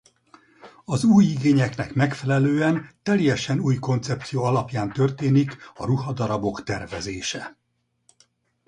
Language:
Hungarian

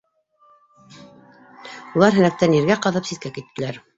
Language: Bashkir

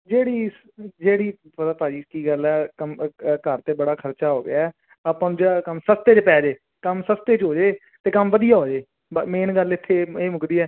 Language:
Punjabi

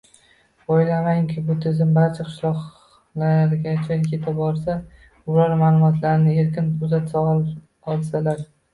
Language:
Uzbek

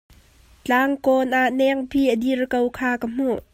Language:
Hakha Chin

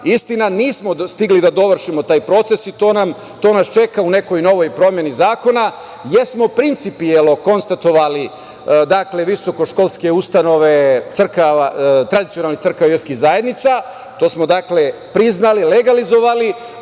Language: Serbian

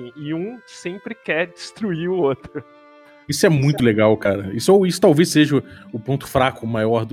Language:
Portuguese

